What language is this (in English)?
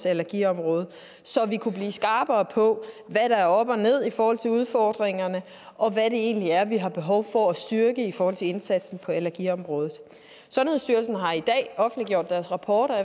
Danish